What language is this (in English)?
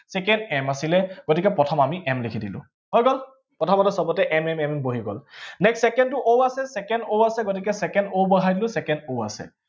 Assamese